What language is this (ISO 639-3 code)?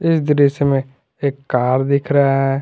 hin